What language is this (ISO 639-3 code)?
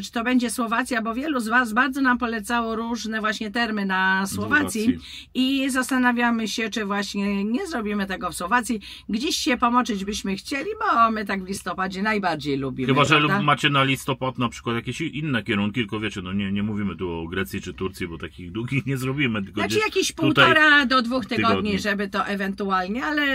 pol